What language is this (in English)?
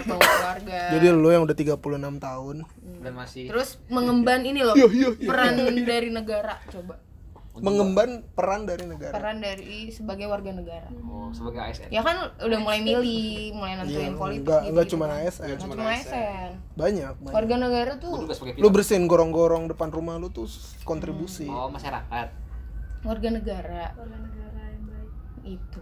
Indonesian